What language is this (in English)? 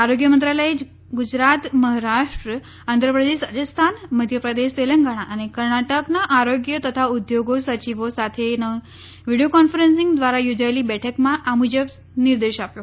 Gujarati